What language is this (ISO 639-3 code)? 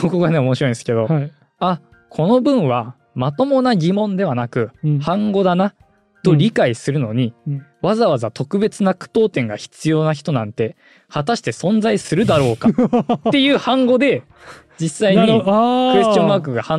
jpn